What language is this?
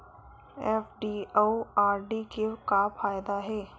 Chhattisgarhi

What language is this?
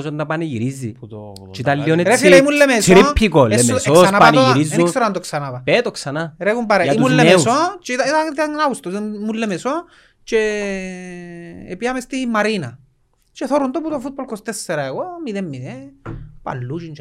Greek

